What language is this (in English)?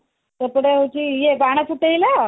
Odia